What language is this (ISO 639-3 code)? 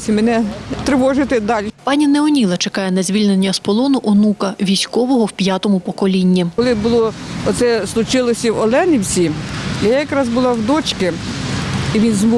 ukr